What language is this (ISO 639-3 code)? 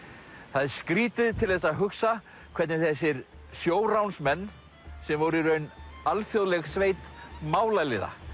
isl